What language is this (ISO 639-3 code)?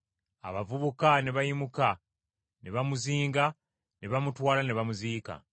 lug